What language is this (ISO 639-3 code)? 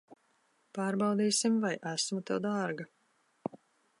lav